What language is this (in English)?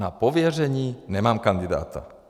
Czech